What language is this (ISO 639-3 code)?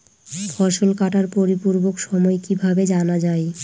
ben